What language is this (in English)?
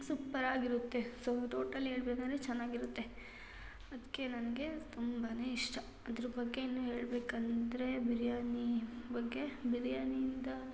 Kannada